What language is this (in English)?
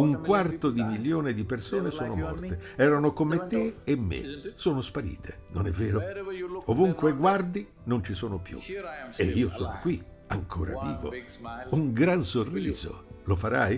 Italian